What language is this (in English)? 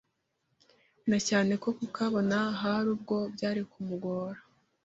Kinyarwanda